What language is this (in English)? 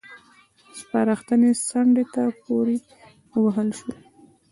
Pashto